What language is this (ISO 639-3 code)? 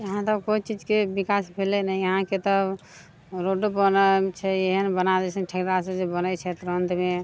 mai